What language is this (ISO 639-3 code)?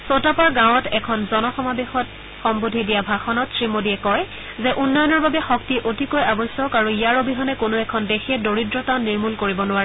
asm